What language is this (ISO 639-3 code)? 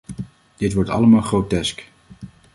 nld